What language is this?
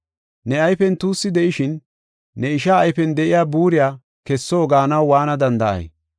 Gofa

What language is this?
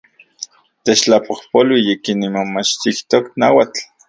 Central Puebla Nahuatl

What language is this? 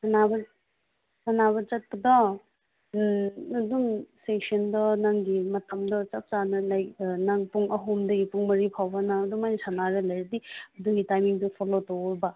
Manipuri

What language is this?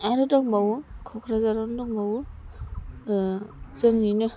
Bodo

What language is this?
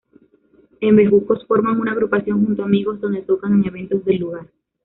Spanish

